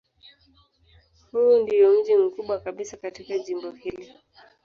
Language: Swahili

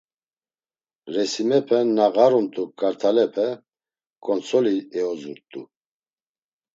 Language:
Laz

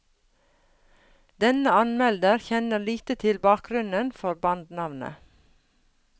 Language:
Norwegian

